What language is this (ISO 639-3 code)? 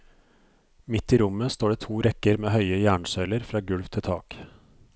nor